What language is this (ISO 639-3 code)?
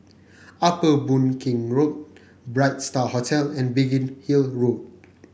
eng